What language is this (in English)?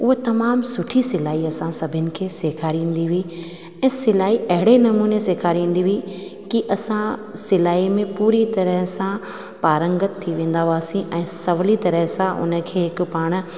Sindhi